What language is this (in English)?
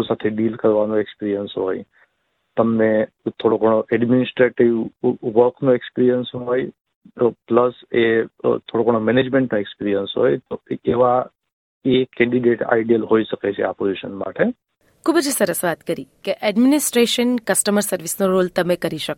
Gujarati